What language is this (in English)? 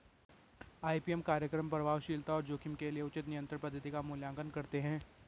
Hindi